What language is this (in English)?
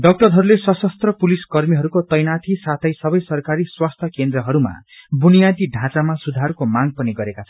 Nepali